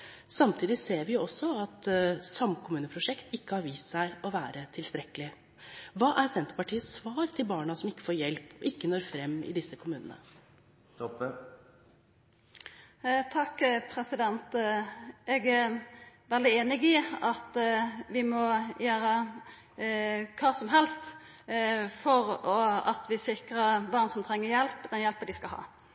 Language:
Norwegian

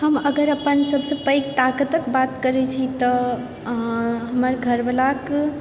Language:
Maithili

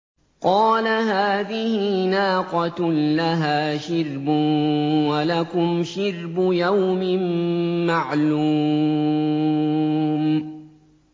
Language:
Arabic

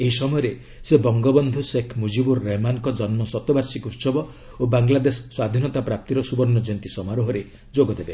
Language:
Odia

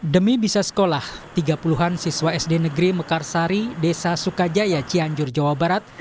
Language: Indonesian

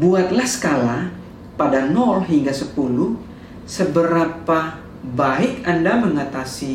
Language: Indonesian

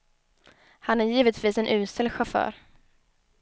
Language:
Swedish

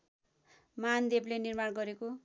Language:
Nepali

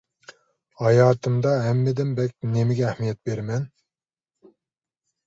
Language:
Uyghur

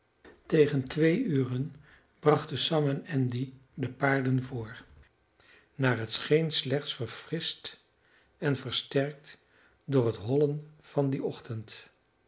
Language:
Dutch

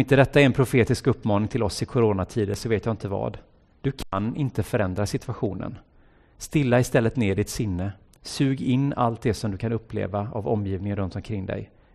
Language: Swedish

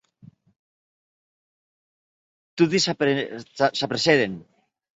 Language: Occitan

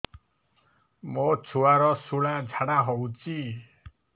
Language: Odia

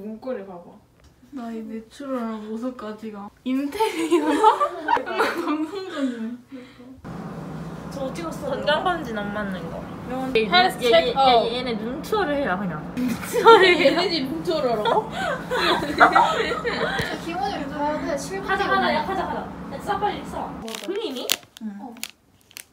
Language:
Korean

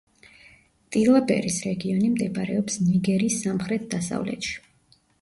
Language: Georgian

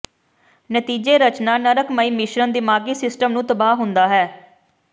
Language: Punjabi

